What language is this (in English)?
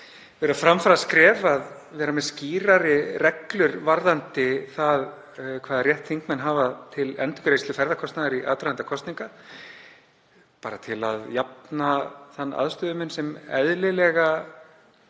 Icelandic